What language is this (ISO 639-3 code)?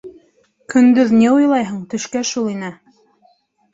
bak